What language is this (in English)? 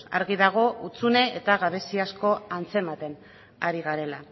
Basque